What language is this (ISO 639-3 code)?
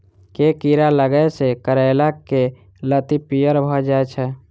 mai